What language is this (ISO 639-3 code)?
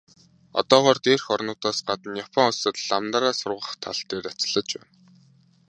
mon